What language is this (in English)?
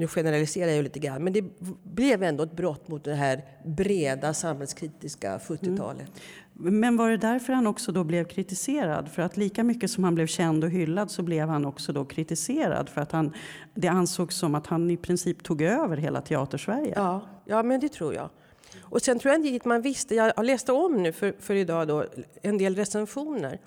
Swedish